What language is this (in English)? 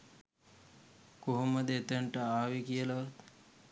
Sinhala